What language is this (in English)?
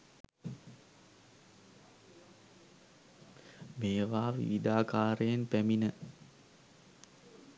Sinhala